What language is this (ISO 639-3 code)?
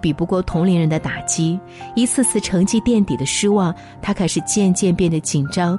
zho